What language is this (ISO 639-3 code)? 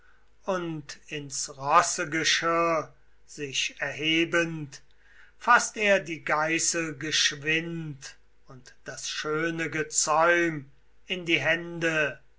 deu